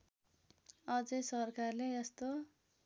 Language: Nepali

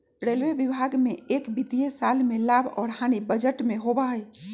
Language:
Magahi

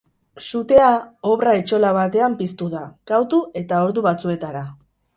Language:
Basque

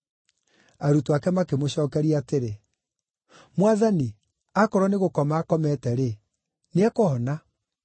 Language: Kikuyu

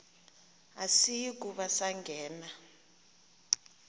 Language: Xhosa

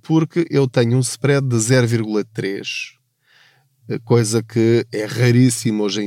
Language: Portuguese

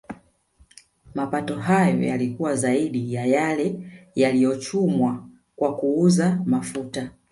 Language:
Swahili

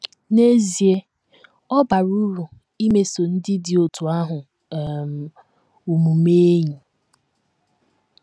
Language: Igbo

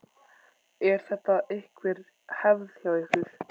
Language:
Icelandic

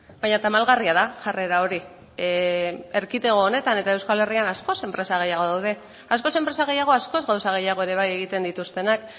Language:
Basque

